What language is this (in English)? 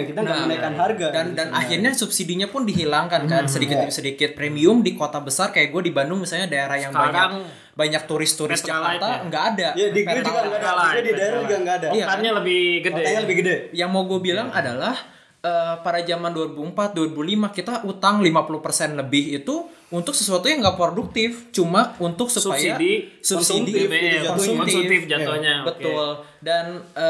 Indonesian